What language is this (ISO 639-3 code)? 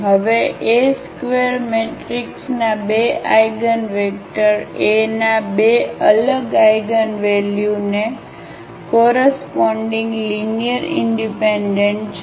guj